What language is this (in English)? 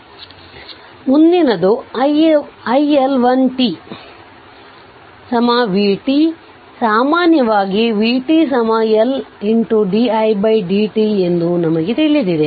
Kannada